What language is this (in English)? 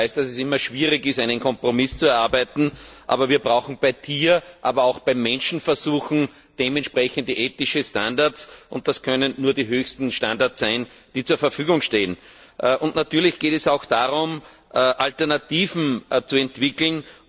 German